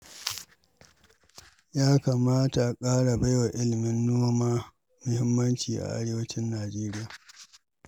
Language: Hausa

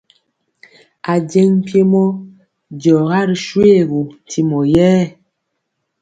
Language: Mpiemo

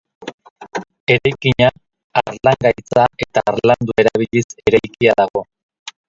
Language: Basque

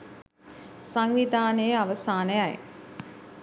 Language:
Sinhala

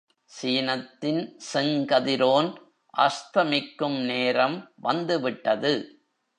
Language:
Tamil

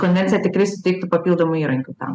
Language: Lithuanian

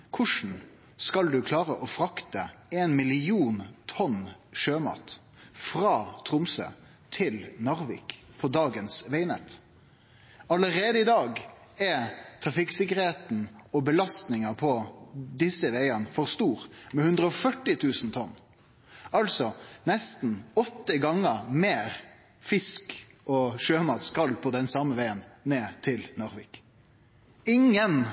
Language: Norwegian Nynorsk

